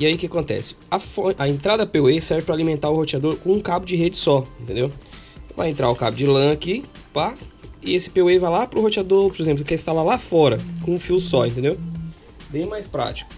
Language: Portuguese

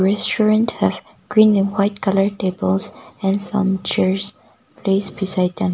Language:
English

